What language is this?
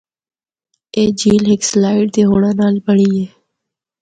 Northern Hindko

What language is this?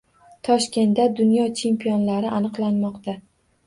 Uzbek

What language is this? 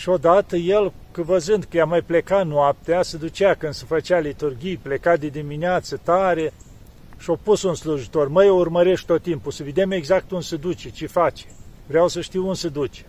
Romanian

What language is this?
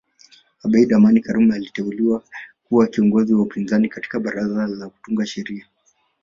Swahili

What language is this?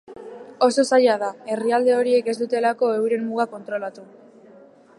Basque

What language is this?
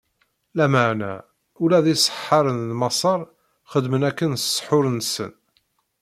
Kabyle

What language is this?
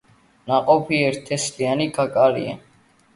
Georgian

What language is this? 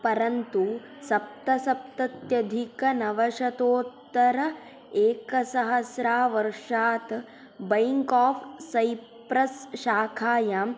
Sanskrit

